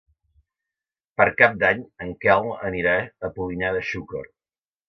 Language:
Catalan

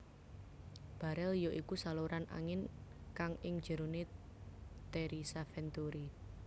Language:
Javanese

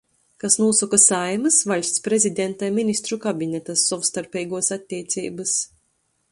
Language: Latgalian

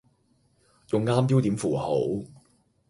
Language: Cantonese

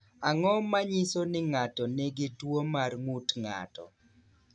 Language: Luo (Kenya and Tanzania)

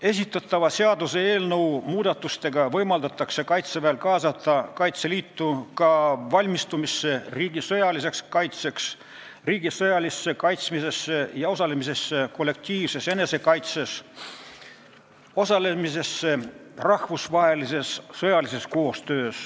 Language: Estonian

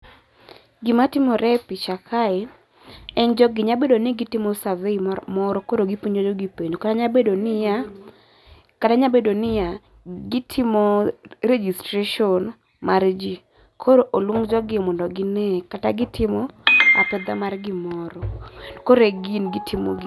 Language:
Luo (Kenya and Tanzania)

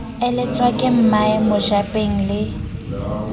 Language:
Southern Sotho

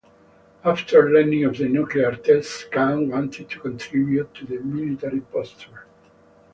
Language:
English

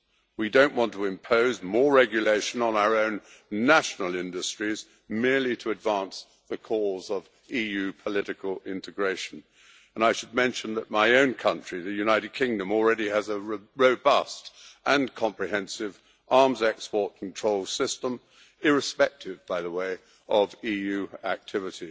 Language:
English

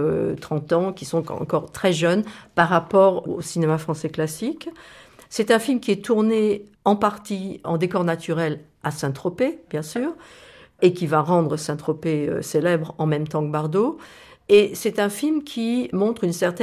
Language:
French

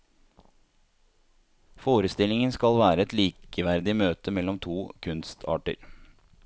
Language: Norwegian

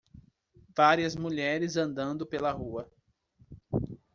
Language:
Portuguese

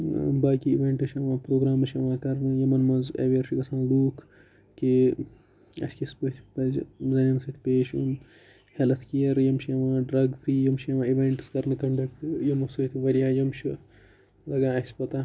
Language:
Kashmiri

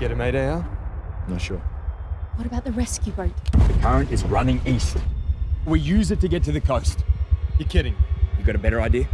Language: English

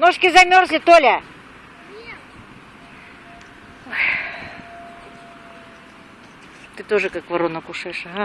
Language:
Russian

